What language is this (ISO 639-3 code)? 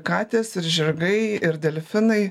lit